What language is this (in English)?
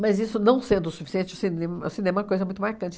Portuguese